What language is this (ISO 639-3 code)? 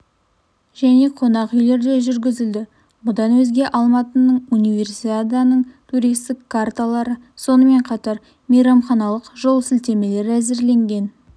kaz